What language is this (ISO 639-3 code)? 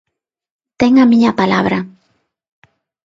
glg